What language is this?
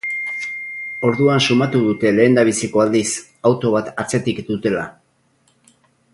Basque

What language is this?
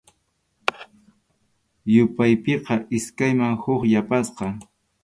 Arequipa-La Unión Quechua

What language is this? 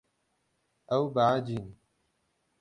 Kurdish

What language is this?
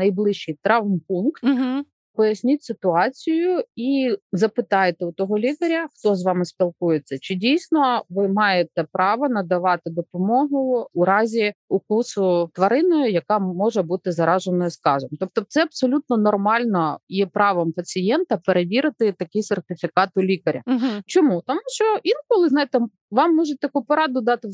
Ukrainian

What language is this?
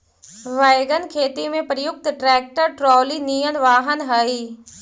Magahi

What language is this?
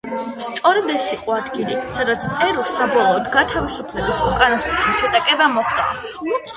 Georgian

